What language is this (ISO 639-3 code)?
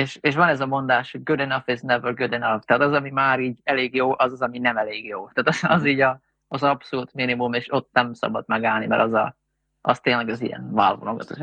hun